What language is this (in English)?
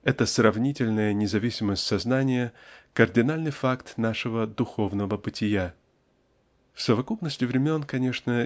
Russian